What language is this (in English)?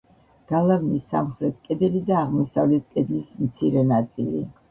Georgian